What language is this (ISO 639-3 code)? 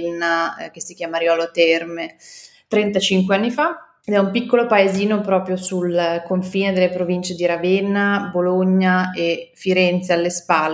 ita